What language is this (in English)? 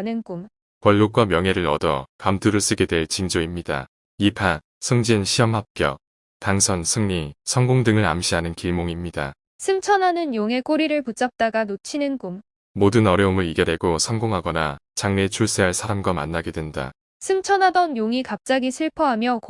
Korean